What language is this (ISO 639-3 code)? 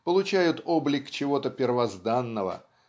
rus